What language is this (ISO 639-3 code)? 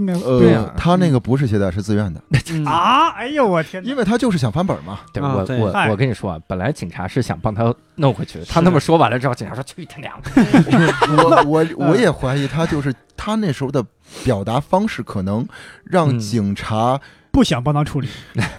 zho